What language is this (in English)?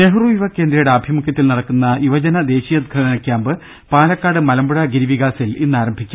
Malayalam